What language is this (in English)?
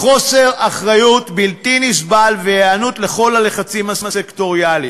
Hebrew